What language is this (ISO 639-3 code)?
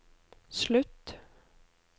nor